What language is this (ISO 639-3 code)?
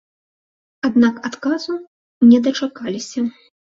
bel